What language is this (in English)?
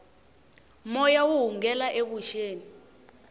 Tsonga